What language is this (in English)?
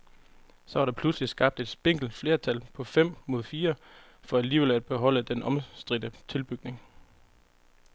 Danish